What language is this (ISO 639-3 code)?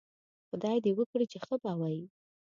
pus